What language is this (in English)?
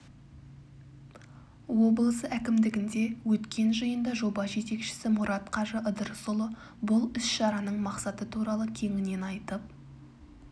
Kazakh